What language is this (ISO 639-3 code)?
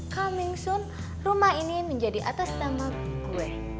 ind